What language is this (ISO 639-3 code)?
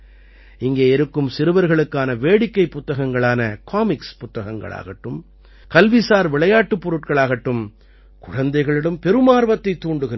tam